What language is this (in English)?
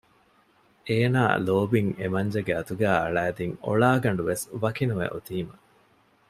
Divehi